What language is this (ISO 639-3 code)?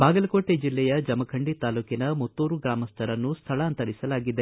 kan